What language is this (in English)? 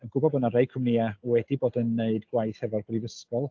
Welsh